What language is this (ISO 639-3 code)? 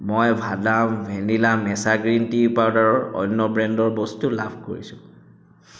asm